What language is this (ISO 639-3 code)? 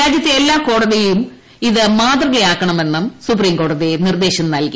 mal